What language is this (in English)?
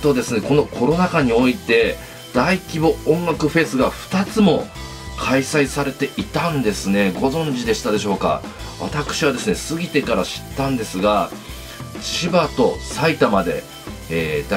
Japanese